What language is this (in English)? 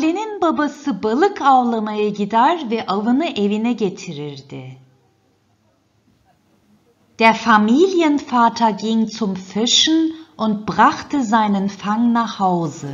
German